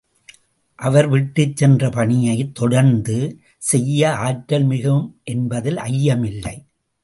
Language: Tamil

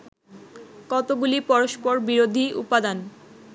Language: Bangla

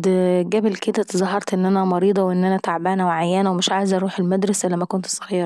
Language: Saidi Arabic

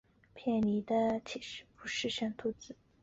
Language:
Chinese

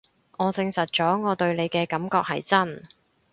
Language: Cantonese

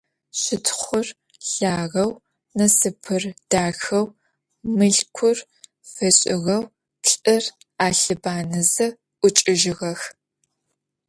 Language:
Adyghe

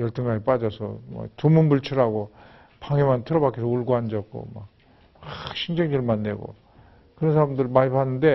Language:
Korean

